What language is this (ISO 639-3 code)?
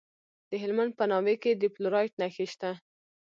pus